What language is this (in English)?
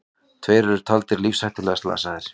Icelandic